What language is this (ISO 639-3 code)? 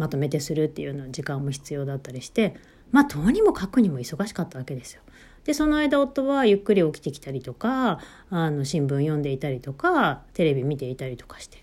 jpn